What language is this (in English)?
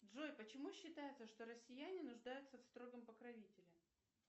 Russian